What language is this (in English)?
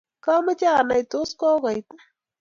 Kalenjin